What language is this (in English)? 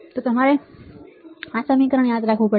Gujarati